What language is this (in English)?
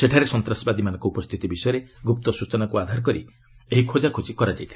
Odia